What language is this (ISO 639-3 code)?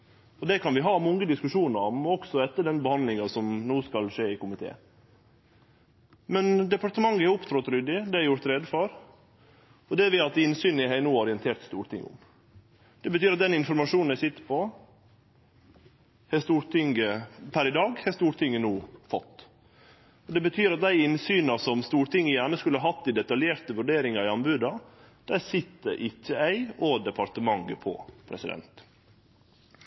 nno